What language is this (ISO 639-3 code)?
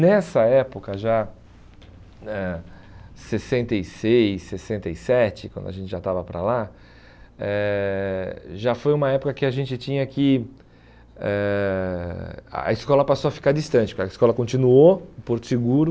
por